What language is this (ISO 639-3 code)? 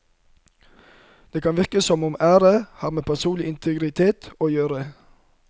nor